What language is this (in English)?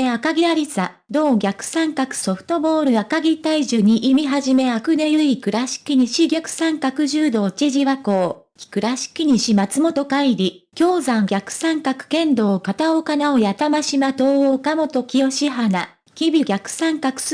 Japanese